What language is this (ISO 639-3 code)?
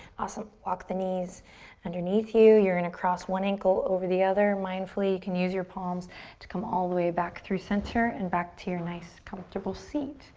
eng